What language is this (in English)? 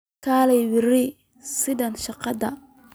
Somali